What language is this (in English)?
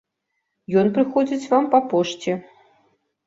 Belarusian